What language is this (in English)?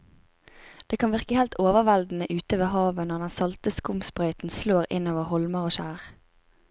Norwegian